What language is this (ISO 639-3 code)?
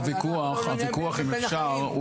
heb